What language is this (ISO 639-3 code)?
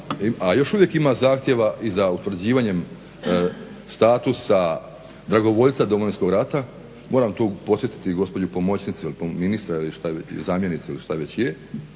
hrv